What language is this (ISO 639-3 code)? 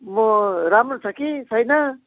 nep